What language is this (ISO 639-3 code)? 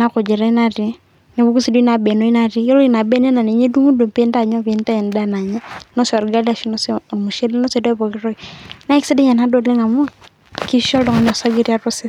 mas